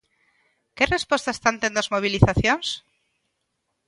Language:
Galician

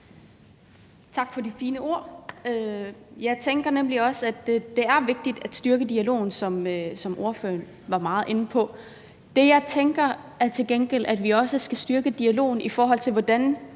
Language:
Danish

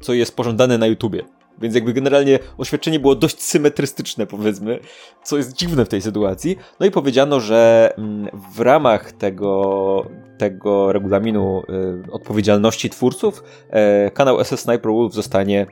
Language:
Polish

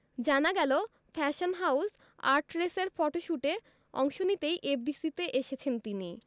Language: Bangla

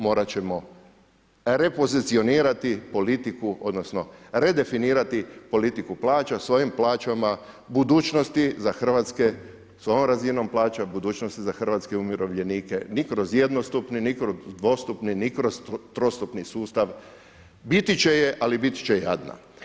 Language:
Croatian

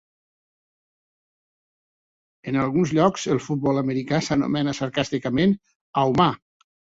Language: Catalan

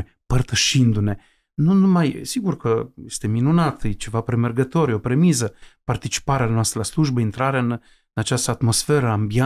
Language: Romanian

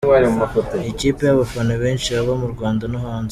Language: Kinyarwanda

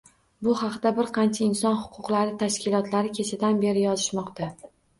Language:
Uzbek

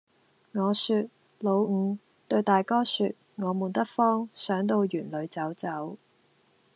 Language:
Cantonese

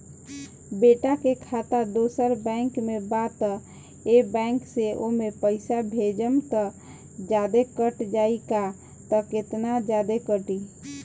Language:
Bhojpuri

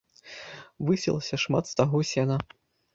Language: Belarusian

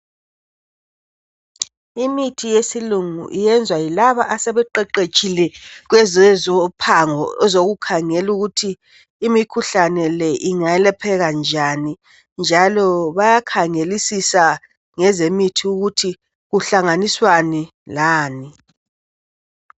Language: North Ndebele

